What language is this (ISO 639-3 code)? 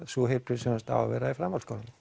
isl